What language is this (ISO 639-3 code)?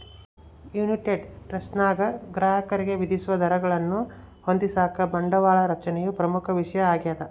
kan